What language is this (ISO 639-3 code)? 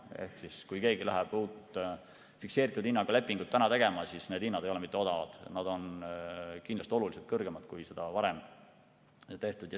est